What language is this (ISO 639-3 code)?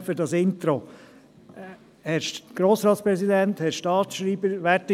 gsw